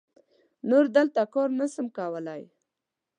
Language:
Pashto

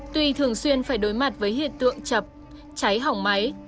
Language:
Vietnamese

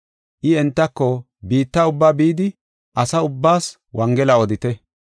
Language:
Gofa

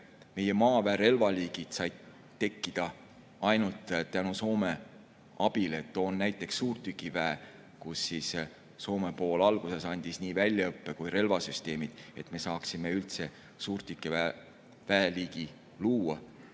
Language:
Estonian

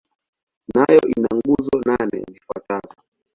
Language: Swahili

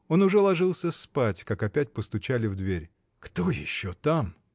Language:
Russian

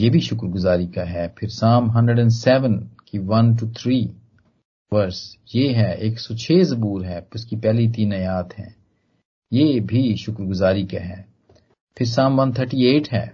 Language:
Hindi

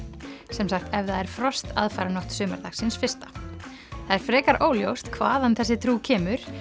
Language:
Icelandic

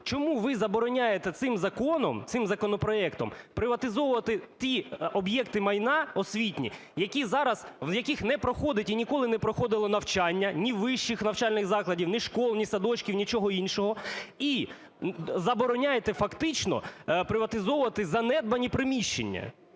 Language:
Ukrainian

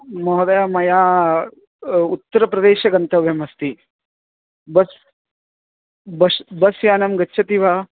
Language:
Sanskrit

